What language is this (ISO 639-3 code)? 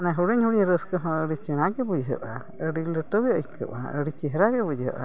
sat